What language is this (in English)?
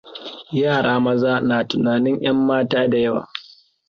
Hausa